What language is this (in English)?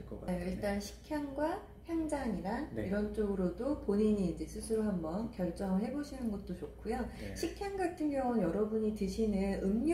Korean